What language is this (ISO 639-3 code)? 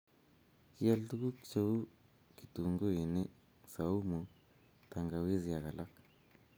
kln